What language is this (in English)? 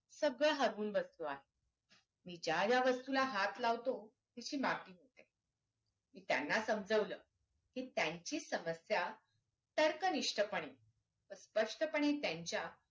Marathi